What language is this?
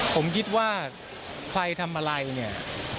Thai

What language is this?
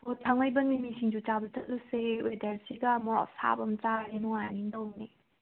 Manipuri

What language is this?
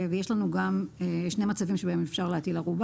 Hebrew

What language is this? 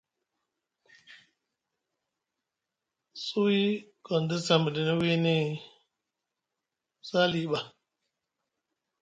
Musgu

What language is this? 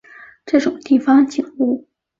Chinese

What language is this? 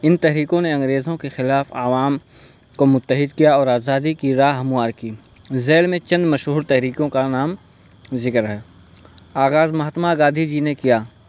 Urdu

